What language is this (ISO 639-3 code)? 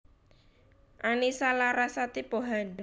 jav